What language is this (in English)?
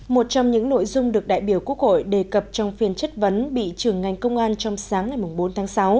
Vietnamese